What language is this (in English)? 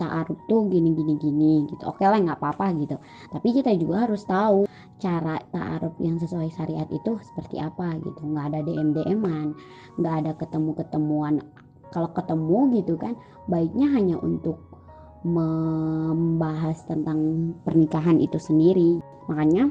Indonesian